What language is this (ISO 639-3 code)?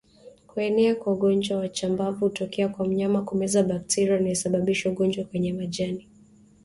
swa